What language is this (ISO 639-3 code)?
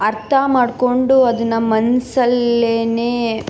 kan